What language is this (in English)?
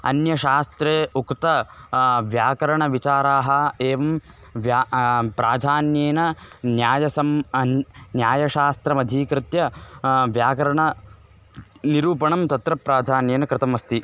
Sanskrit